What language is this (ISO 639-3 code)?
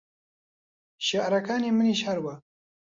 ckb